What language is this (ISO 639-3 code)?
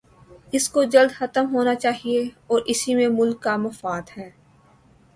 urd